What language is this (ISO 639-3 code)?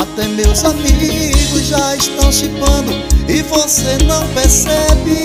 por